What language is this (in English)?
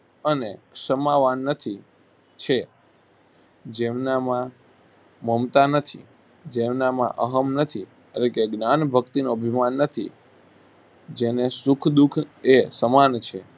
Gujarati